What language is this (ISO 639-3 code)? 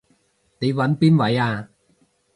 yue